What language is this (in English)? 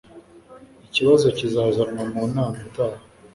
Kinyarwanda